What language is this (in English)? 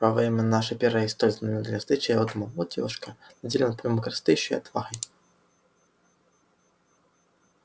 Russian